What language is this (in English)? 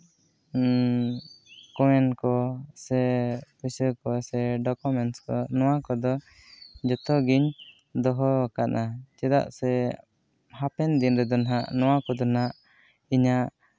Santali